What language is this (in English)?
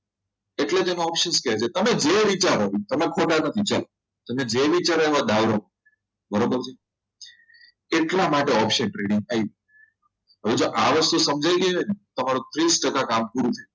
Gujarati